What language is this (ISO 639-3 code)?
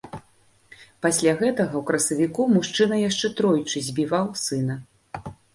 bel